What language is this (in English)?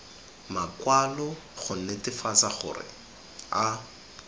Tswana